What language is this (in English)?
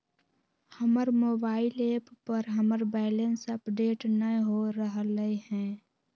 Magahi